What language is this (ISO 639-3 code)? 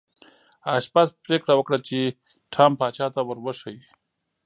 pus